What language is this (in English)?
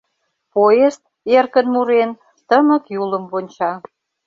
Mari